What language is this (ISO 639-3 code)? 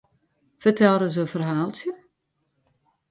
fry